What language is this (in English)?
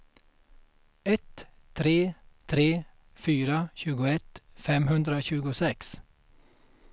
Swedish